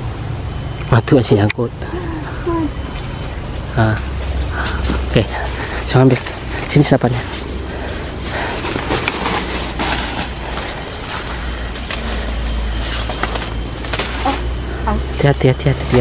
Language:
Indonesian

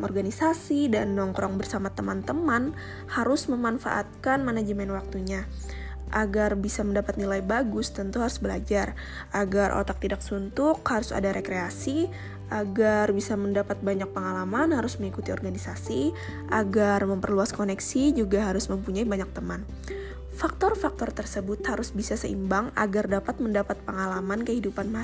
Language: Indonesian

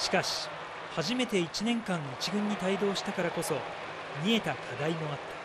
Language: Japanese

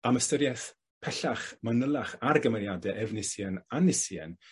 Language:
Welsh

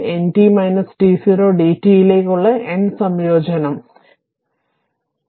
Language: Malayalam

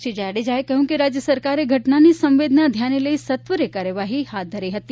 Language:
Gujarati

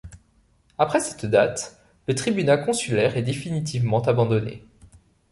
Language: French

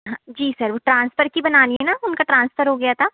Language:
Hindi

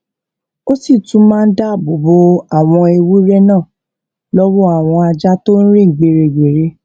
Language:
Yoruba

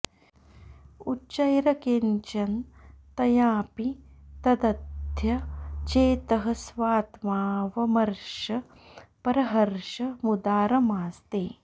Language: Sanskrit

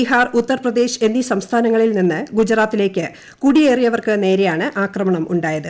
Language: Malayalam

